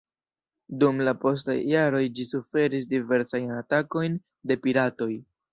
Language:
Esperanto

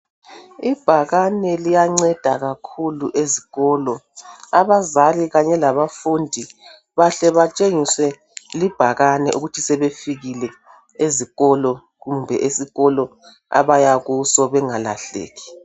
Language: North Ndebele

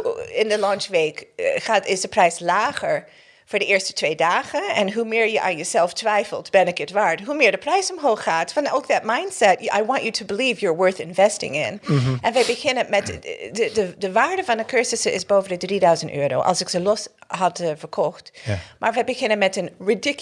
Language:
Dutch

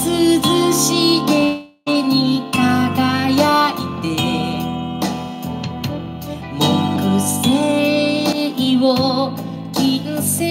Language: Korean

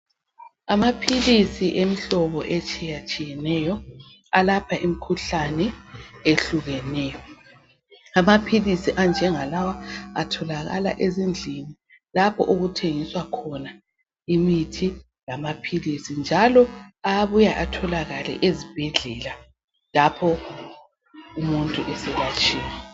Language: North Ndebele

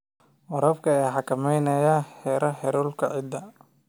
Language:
Somali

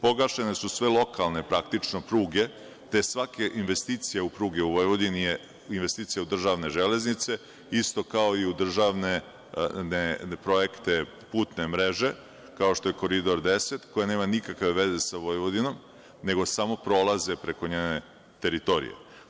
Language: Serbian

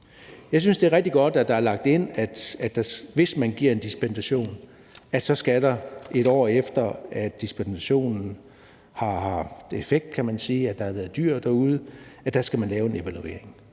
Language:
Danish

